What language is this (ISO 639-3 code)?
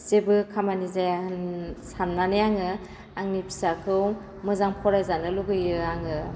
brx